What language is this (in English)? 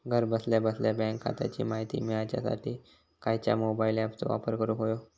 Marathi